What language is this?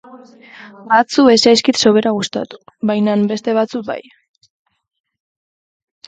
Basque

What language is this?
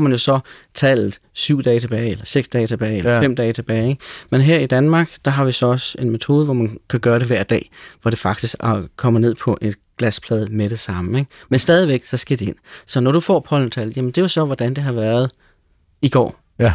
Danish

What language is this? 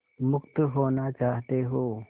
Hindi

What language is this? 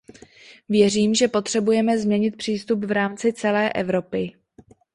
Czech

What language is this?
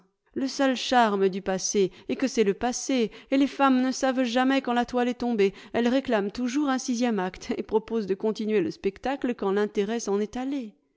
French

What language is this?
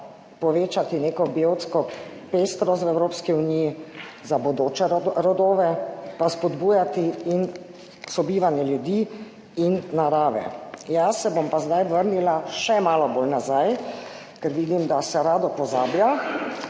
Slovenian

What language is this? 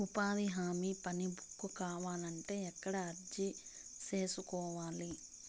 Telugu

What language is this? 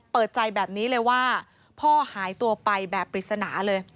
Thai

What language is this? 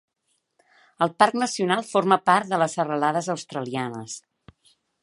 Catalan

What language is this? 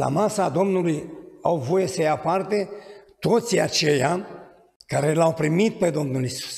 Romanian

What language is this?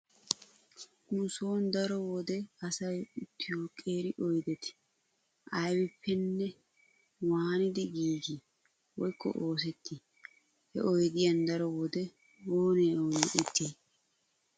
Wolaytta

